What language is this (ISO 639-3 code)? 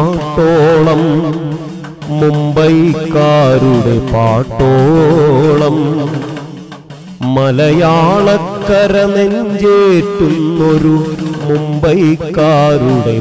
nld